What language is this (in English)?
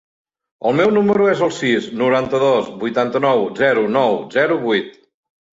Catalan